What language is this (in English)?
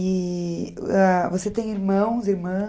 Portuguese